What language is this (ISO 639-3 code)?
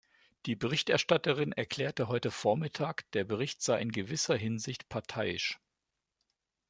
deu